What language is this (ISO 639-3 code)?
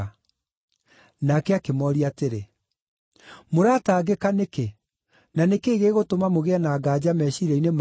kik